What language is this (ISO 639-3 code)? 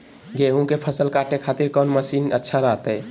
mag